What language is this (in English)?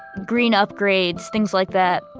English